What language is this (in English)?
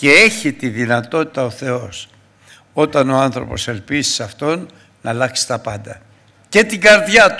Greek